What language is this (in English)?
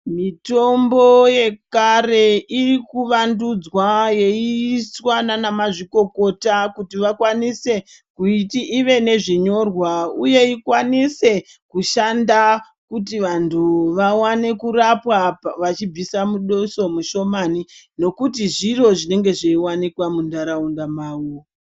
Ndau